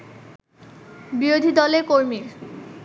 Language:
Bangla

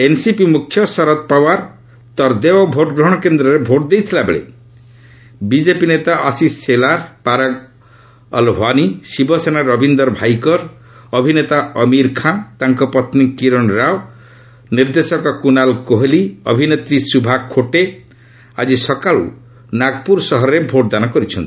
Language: Odia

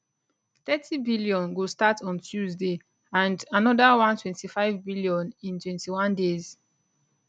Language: Nigerian Pidgin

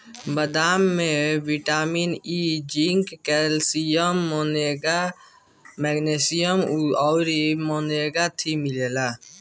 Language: Bhojpuri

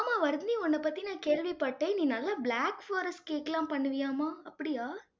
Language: Tamil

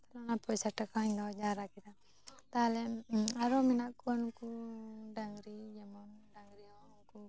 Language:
Santali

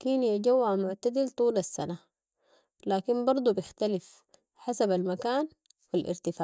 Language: Sudanese Arabic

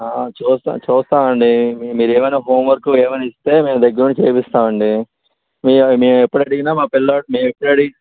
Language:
Telugu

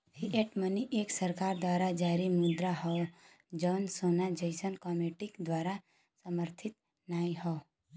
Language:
Bhojpuri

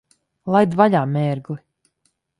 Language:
Latvian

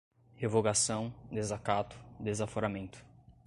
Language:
Portuguese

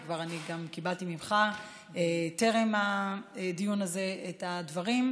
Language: Hebrew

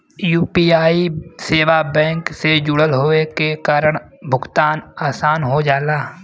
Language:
Bhojpuri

